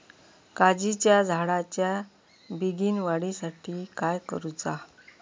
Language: Marathi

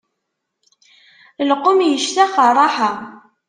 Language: Kabyle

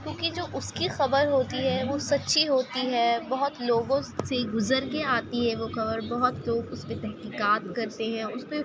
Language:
Urdu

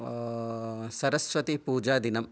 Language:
Sanskrit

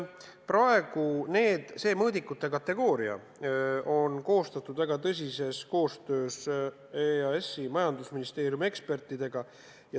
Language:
Estonian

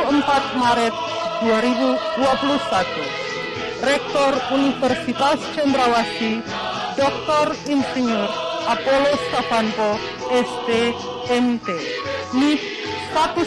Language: Indonesian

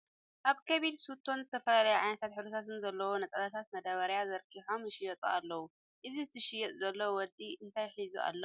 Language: Tigrinya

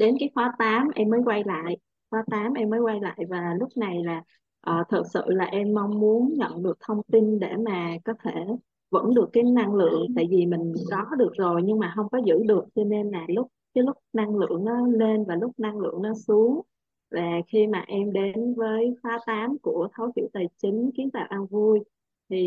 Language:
Vietnamese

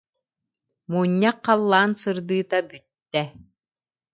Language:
Yakut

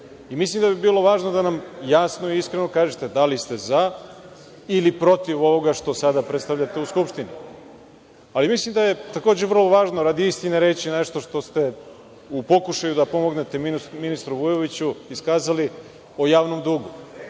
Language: Serbian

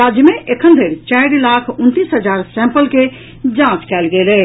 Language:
Maithili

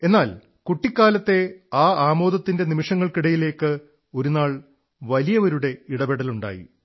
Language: Malayalam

